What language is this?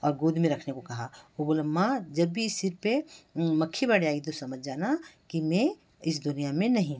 Hindi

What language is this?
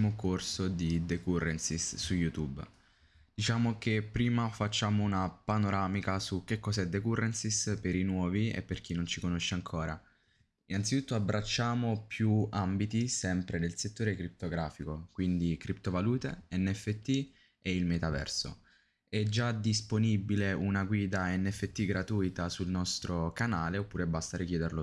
Italian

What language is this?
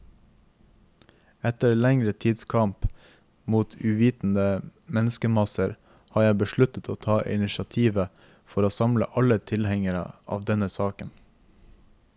Norwegian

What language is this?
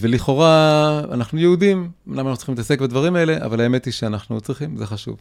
Hebrew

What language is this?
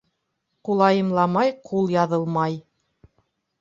Bashkir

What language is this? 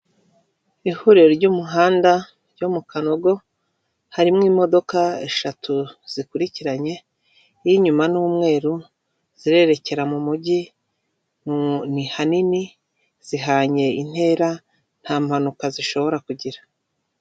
Kinyarwanda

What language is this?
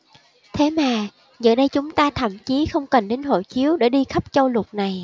Vietnamese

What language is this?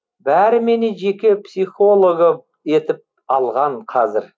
Kazakh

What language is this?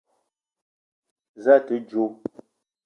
Eton (Cameroon)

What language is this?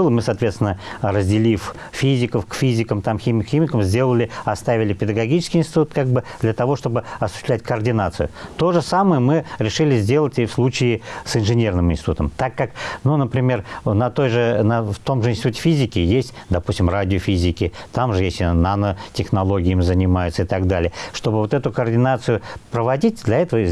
Russian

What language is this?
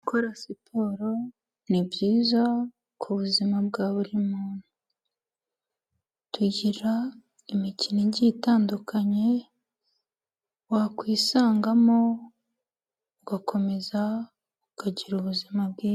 Kinyarwanda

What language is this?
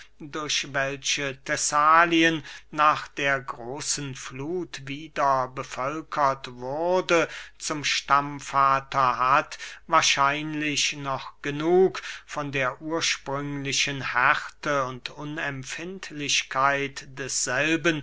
German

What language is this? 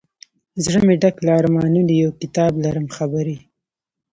Pashto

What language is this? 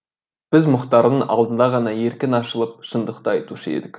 Kazakh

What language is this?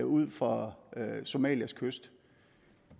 Danish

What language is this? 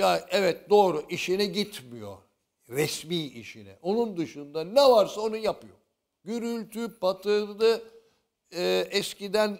Turkish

